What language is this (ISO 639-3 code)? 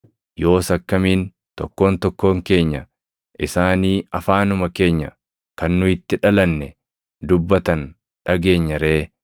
orm